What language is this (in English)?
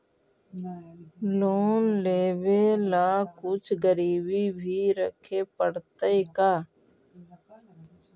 Magahi